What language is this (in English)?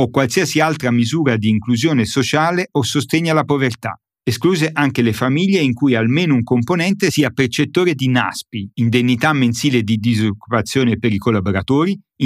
Italian